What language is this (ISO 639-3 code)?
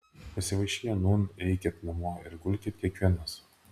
lit